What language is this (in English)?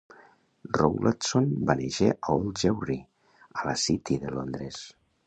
Catalan